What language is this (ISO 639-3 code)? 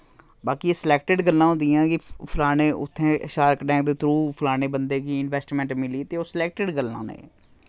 doi